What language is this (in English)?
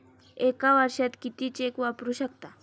Marathi